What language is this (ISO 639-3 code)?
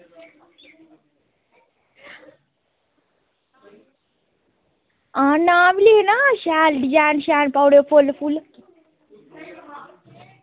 doi